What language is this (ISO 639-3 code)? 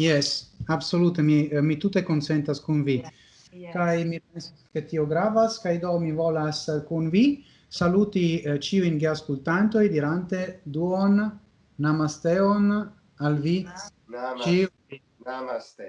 ita